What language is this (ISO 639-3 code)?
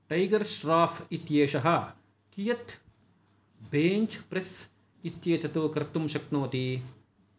san